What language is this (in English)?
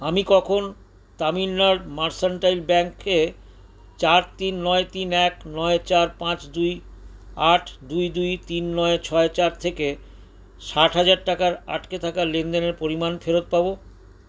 Bangla